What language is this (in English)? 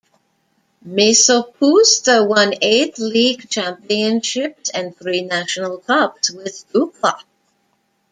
English